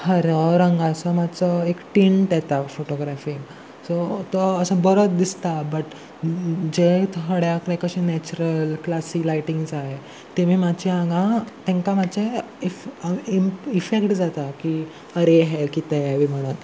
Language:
Konkani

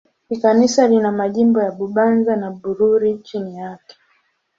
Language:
Swahili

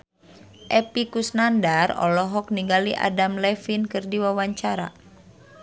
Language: Sundanese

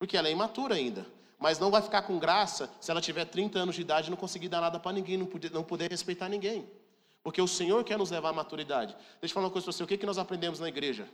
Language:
Portuguese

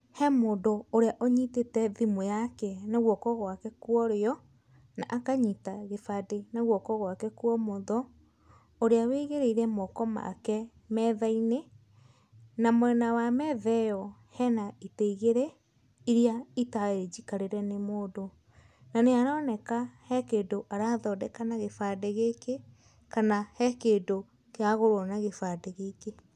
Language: Kikuyu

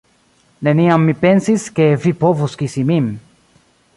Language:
Esperanto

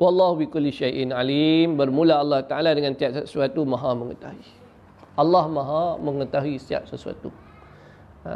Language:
Malay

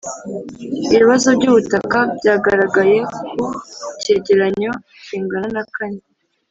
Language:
Kinyarwanda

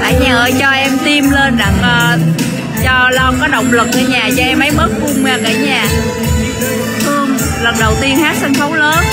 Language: Vietnamese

